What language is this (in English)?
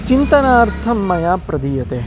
Sanskrit